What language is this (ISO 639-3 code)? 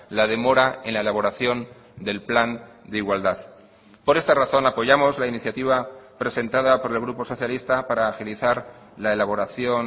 spa